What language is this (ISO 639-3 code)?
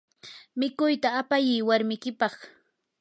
qur